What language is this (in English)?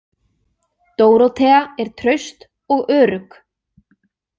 Icelandic